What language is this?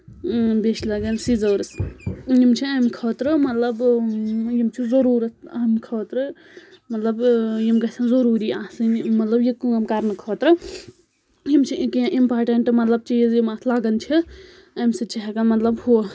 Kashmiri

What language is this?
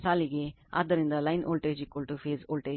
Kannada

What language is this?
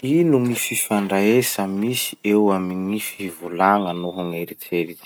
Masikoro Malagasy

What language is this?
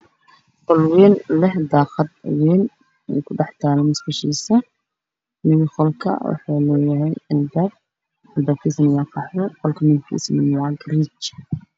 Somali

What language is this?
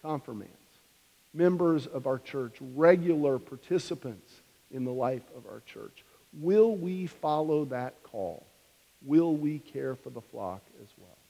English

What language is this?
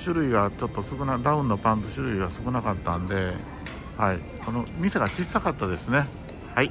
Japanese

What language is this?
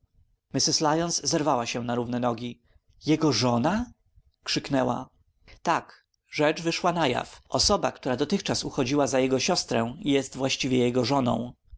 Polish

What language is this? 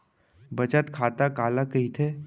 Chhattisgarhi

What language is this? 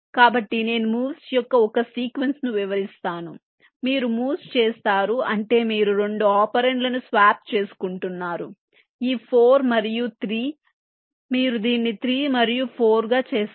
Telugu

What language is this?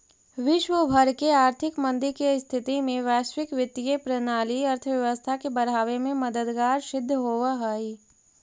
Magahi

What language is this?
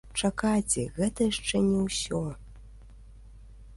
Belarusian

